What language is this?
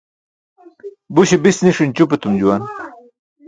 Burushaski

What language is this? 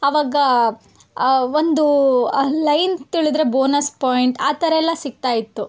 Kannada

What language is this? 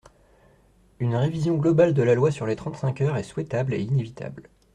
French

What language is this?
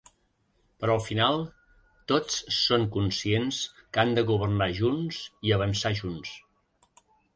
Catalan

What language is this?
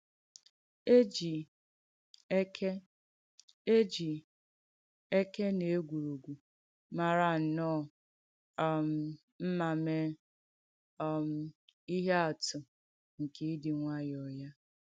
Igbo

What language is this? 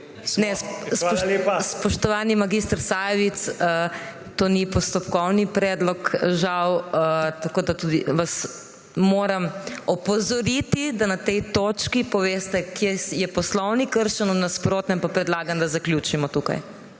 Slovenian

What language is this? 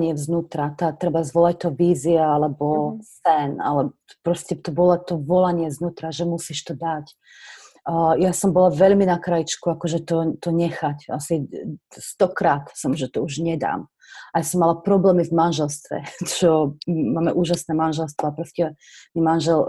Slovak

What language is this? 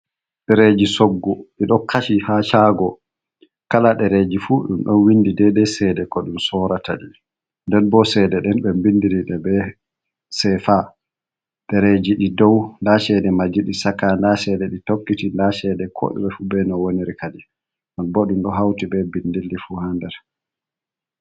Fula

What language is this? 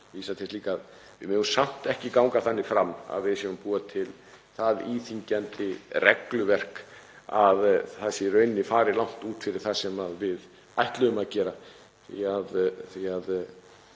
Icelandic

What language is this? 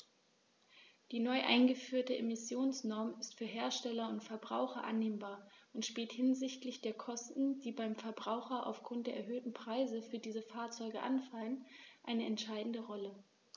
German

